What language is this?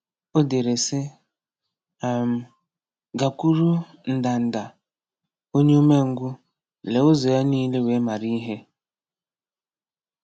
Igbo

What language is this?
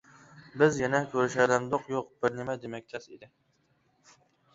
Uyghur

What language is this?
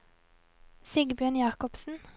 Norwegian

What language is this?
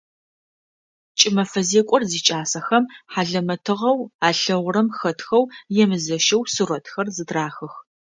Adyghe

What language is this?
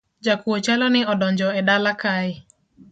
Luo (Kenya and Tanzania)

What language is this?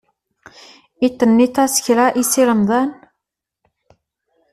Kabyle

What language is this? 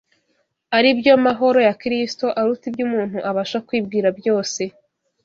Kinyarwanda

